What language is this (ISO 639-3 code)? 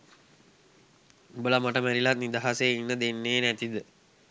sin